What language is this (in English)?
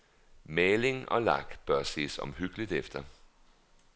Danish